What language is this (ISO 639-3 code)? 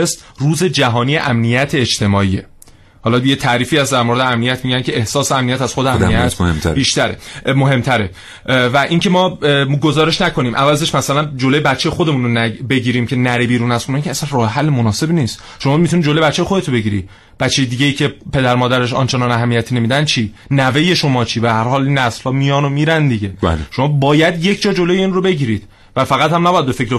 fas